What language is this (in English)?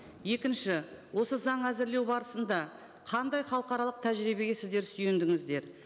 Kazakh